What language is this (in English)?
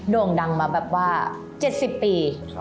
Thai